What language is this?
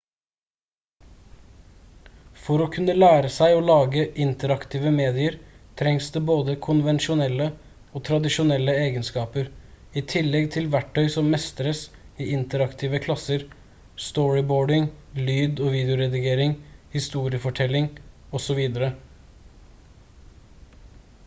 Norwegian Bokmål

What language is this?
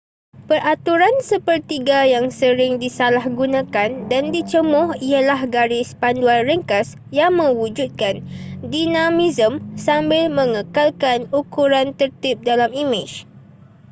Malay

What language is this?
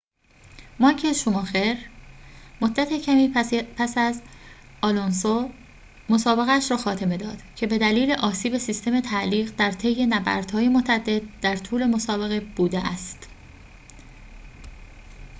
Persian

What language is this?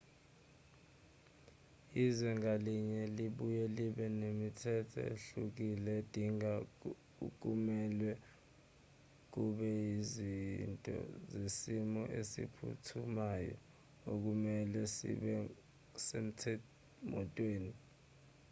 Zulu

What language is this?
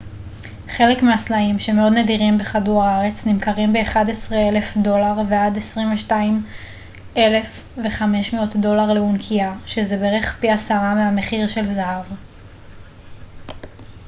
Hebrew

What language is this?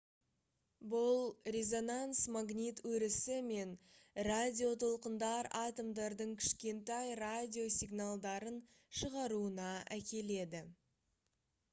Kazakh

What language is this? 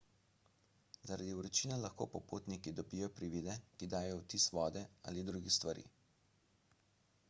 Slovenian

